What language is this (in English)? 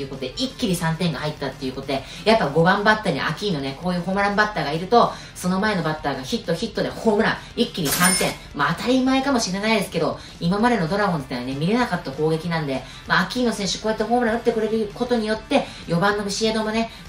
Japanese